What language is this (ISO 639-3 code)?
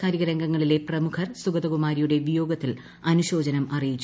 mal